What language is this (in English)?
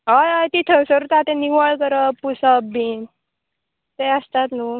Konkani